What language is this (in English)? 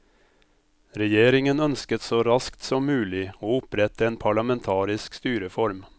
Norwegian